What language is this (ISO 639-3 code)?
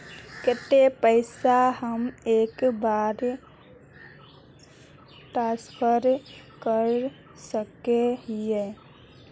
mag